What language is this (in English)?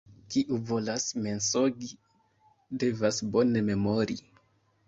Esperanto